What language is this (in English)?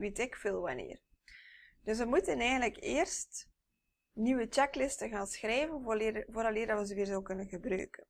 Dutch